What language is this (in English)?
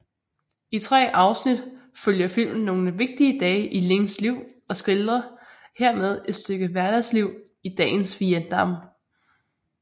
Danish